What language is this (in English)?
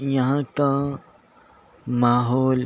Urdu